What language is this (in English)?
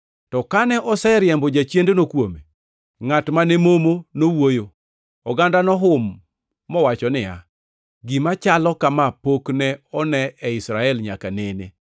Luo (Kenya and Tanzania)